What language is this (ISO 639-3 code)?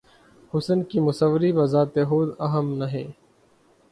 urd